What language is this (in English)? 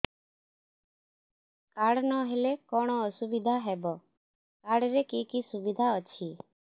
Odia